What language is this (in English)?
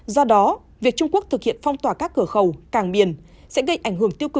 Vietnamese